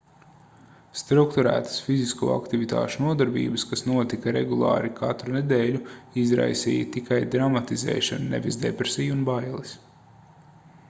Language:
Latvian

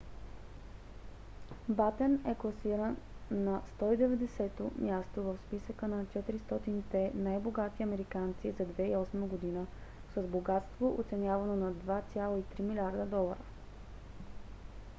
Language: Bulgarian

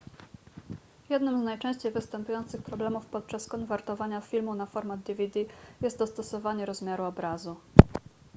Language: Polish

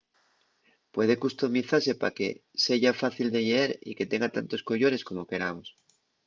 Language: Asturian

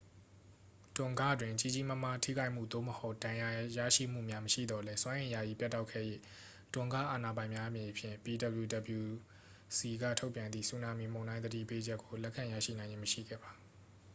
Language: Burmese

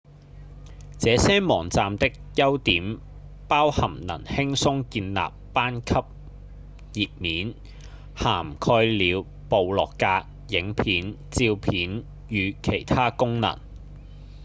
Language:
Cantonese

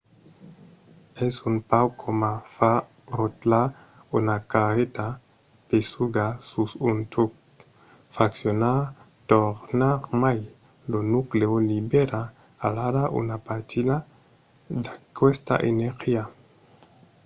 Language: Occitan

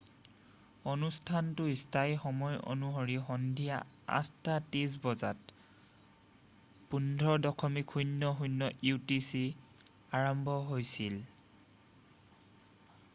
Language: Assamese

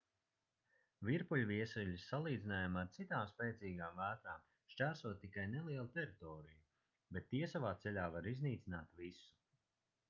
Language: Latvian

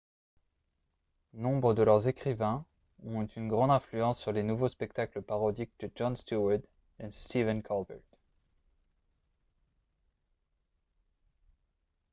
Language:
French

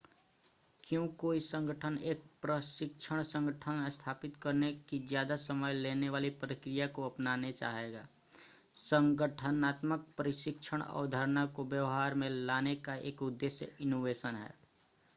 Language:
Hindi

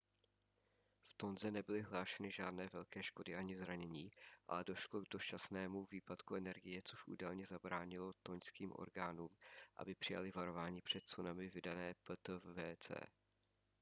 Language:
Czech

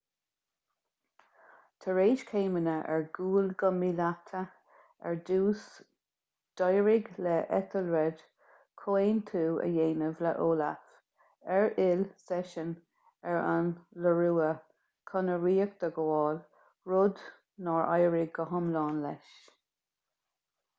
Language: Irish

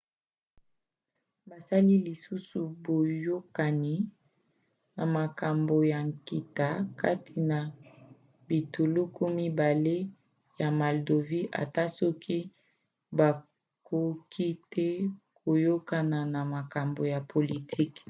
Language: Lingala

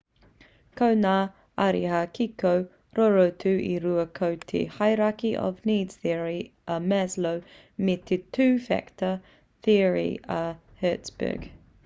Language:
Māori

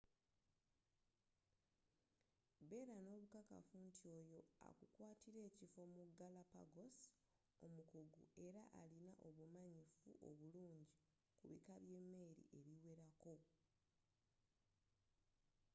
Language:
Ganda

